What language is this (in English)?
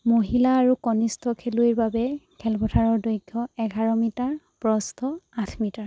Assamese